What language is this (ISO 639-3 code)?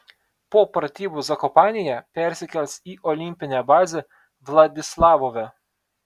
lit